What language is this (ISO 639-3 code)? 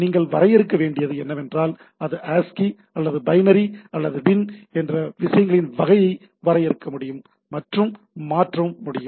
tam